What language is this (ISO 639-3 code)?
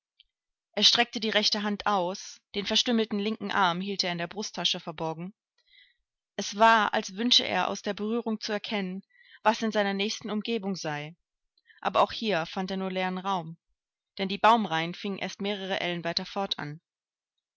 deu